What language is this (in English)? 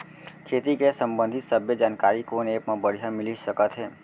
Chhattisgarhi